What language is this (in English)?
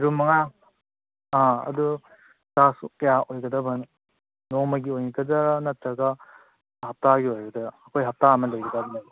Manipuri